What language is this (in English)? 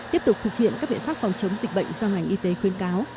Vietnamese